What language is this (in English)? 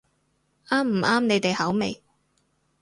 Cantonese